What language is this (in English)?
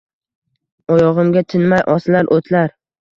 Uzbek